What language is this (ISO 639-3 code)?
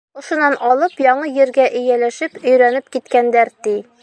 bak